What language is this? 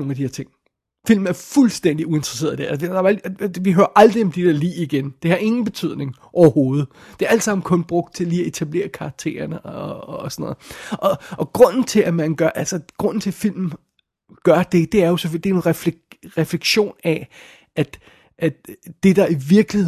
Danish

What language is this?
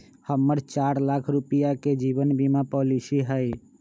Magahi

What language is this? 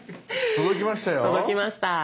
Japanese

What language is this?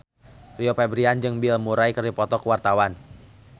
Sundanese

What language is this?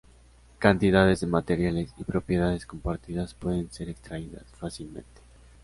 Spanish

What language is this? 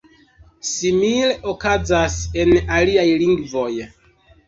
Esperanto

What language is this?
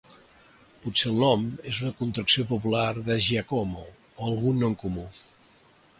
Catalan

